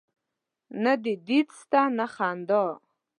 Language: Pashto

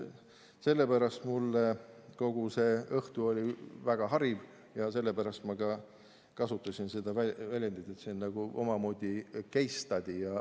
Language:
Estonian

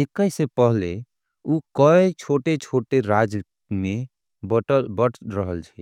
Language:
Angika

